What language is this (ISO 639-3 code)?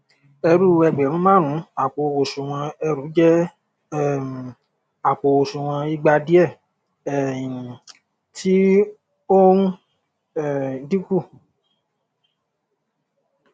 yor